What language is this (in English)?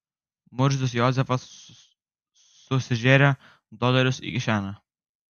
Lithuanian